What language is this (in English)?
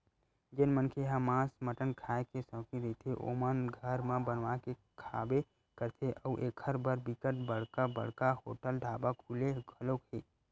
Chhattisgarhi